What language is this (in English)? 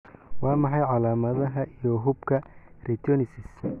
Somali